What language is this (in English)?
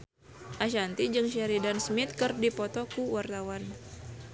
Sundanese